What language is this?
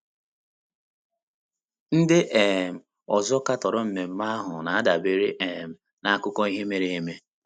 Igbo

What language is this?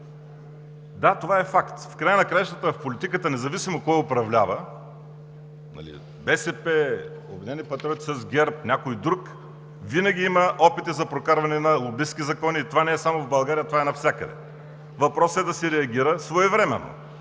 Bulgarian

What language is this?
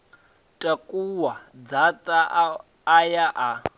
Venda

